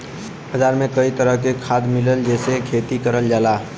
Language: Bhojpuri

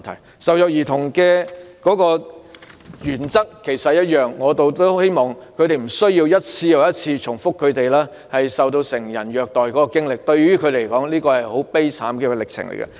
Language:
Cantonese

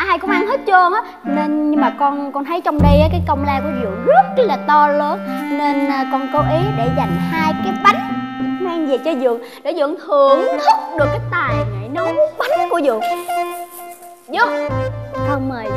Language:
Vietnamese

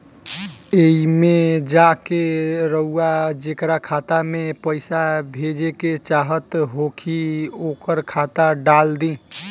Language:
Bhojpuri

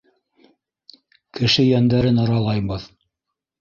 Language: Bashkir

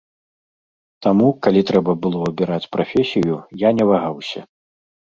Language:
Belarusian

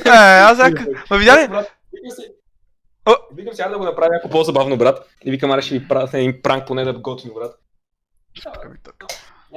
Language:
Bulgarian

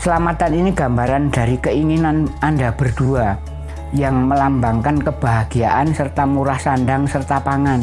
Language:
Indonesian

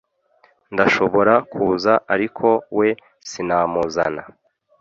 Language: Kinyarwanda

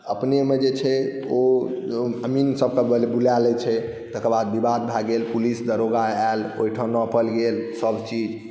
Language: Maithili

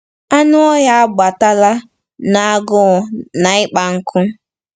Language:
Igbo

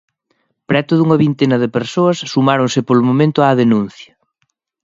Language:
Galician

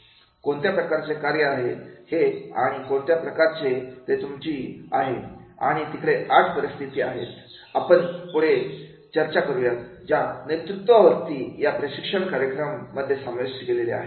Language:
Marathi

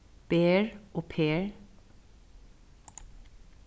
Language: Faroese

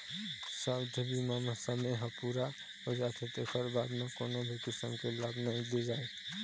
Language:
Chhattisgarhi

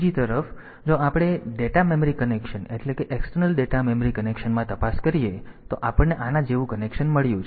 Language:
Gujarati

